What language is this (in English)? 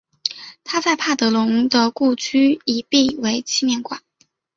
Chinese